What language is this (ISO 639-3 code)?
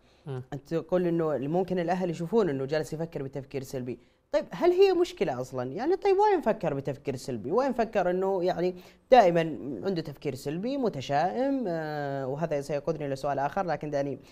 ara